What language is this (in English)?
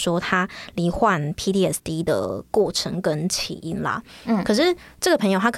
Chinese